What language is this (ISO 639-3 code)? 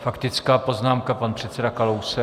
ces